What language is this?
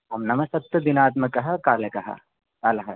Sanskrit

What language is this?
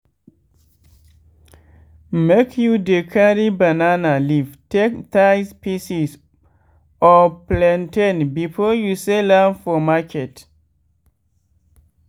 Nigerian Pidgin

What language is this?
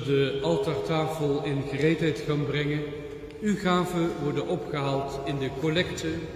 Dutch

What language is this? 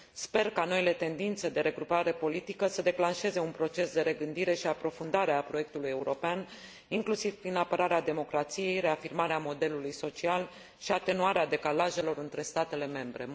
Romanian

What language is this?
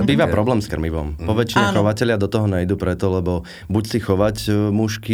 Slovak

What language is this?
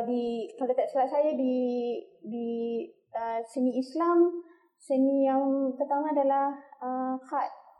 Malay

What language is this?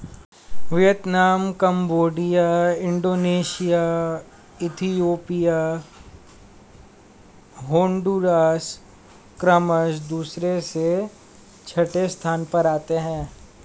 Hindi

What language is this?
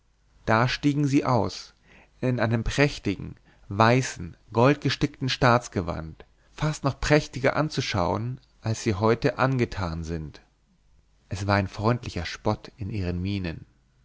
German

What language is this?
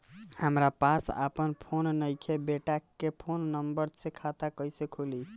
Bhojpuri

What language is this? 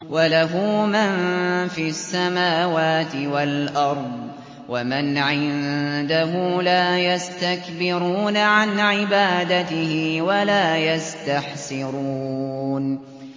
Arabic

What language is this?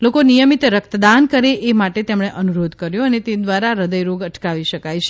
Gujarati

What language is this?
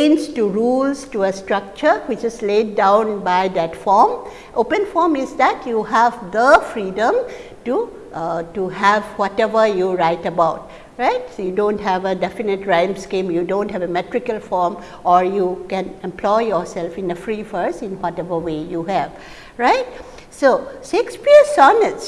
English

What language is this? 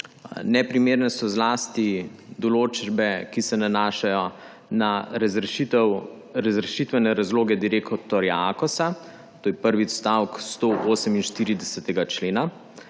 Slovenian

